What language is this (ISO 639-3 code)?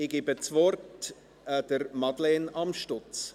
gsw